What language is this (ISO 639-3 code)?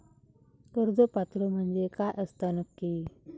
mar